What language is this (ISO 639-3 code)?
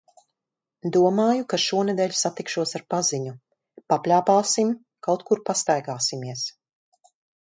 lav